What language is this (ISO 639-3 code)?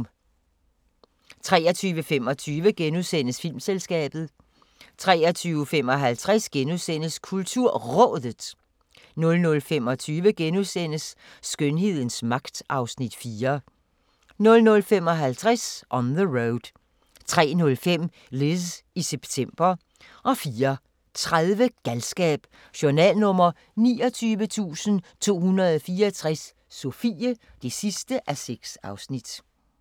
dan